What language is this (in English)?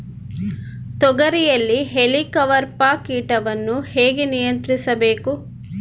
Kannada